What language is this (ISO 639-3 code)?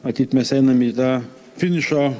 lit